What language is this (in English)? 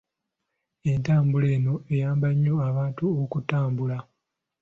Ganda